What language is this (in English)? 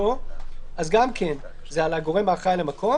Hebrew